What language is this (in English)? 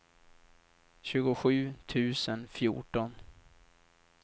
Swedish